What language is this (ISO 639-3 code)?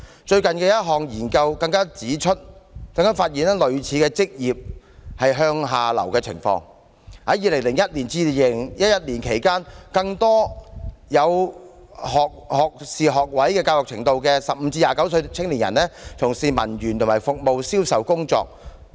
yue